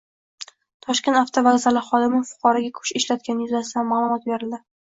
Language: Uzbek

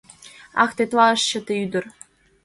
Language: Mari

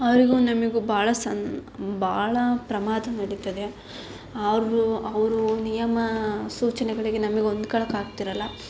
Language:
Kannada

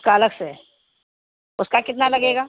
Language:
Urdu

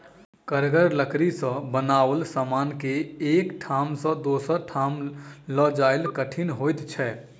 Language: Maithili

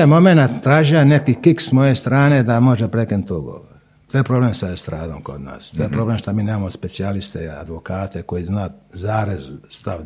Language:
Croatian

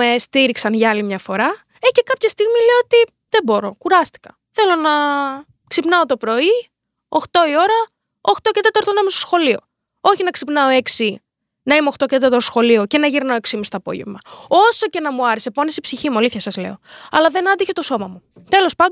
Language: Greek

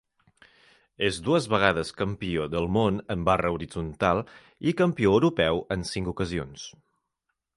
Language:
Catalan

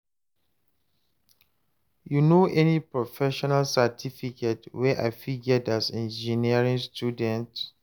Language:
Nigerian Pidgin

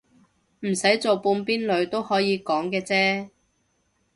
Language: Cantonese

